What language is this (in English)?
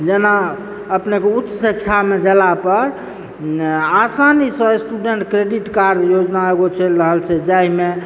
Maithili